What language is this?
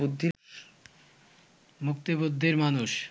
Bangla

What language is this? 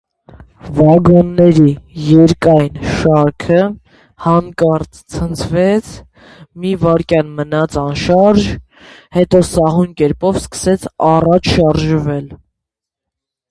Armenian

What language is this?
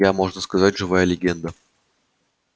Russian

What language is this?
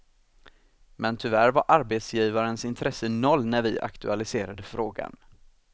Swedish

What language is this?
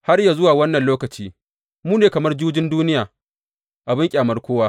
Hausa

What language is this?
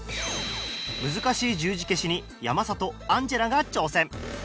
Japanese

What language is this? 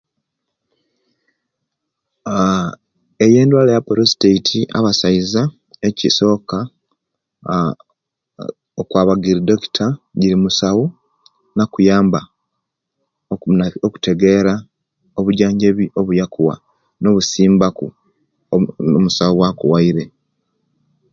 Kenyi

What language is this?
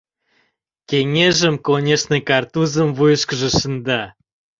Mari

